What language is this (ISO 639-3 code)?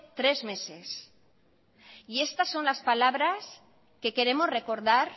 spa